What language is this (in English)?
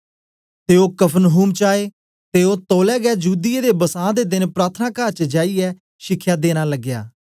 Dogri